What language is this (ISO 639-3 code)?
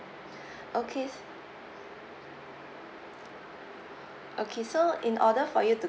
eng